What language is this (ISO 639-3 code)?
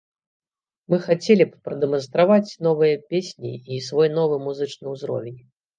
bel